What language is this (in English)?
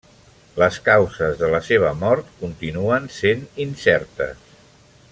Catalan